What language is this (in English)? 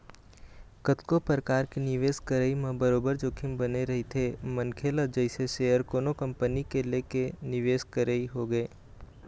Chhattisgarhi